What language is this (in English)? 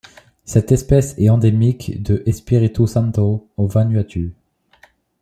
French